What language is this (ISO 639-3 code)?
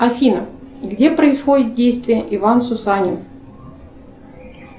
rus